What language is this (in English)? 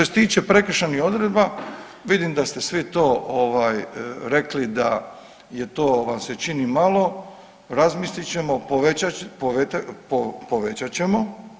Croatian